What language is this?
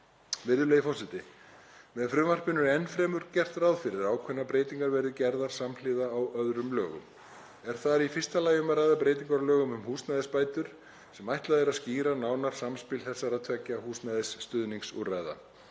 Icelandic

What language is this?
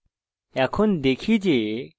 Bangla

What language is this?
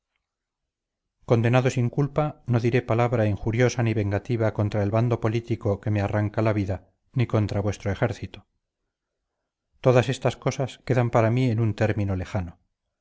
Spanish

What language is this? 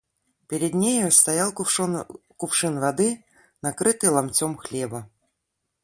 Russian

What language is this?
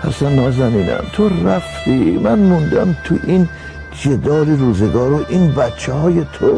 Persian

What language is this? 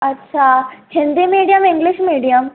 Sindhi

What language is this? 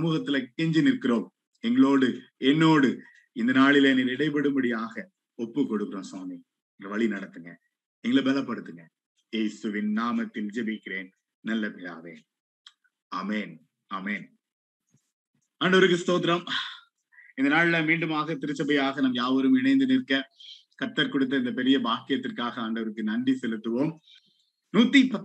Tamil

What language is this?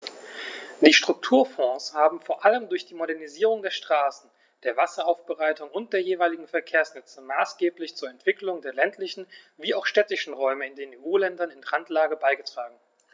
German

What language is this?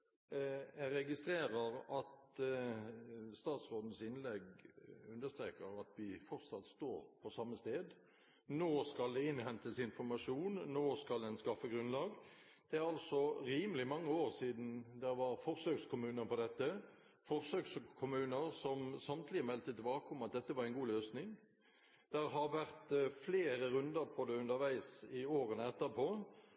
Norwegian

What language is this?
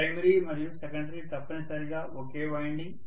Telugu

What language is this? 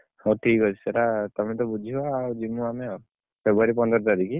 Odia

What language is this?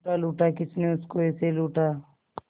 Hindi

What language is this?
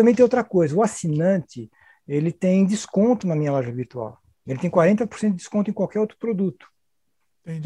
Portuguese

